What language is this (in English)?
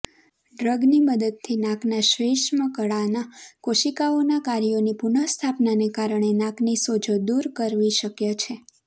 Gujarati